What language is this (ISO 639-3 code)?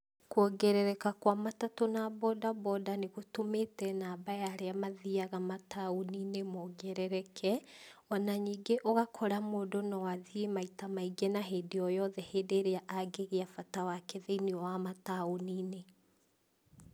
kik